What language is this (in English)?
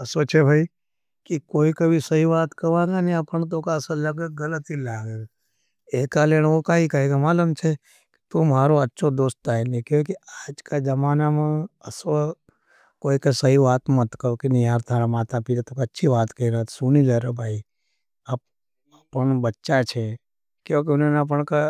Nimadi